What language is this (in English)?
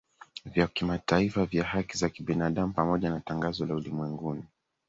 Swahili